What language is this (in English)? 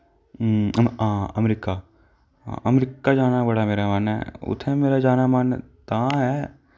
Dogri